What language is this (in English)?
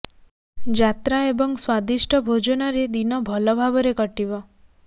Odia